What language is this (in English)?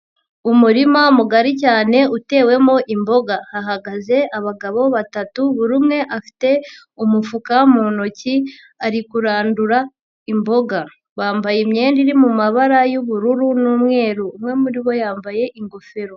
Kinyarwanda